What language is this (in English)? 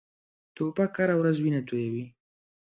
Pashto